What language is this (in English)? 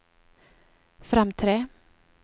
Norwegian